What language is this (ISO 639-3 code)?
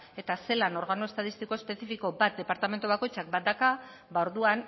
eus